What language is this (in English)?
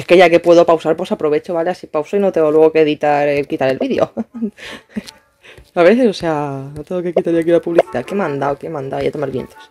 Spanish